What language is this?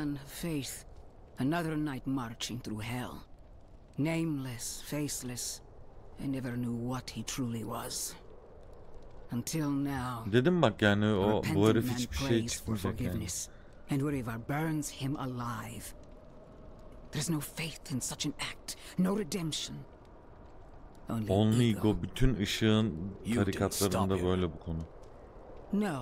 Turkish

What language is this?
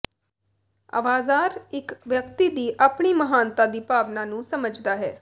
Punjabi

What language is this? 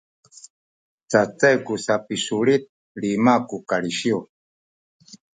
Sakizaya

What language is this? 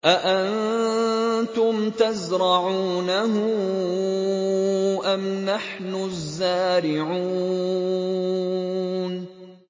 Arabic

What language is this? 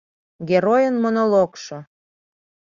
Mari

